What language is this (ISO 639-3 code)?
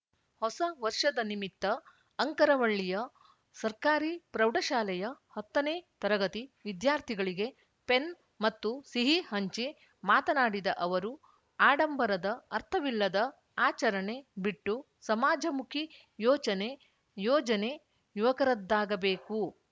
kan